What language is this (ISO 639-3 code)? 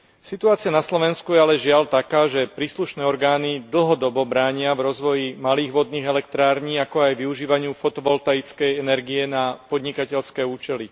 slk